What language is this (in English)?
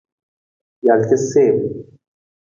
Nawdm